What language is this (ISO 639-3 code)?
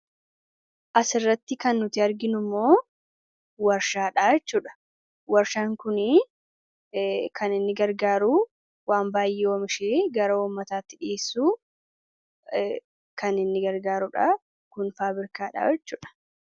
orm